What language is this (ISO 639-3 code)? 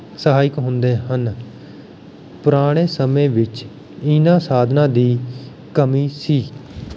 pan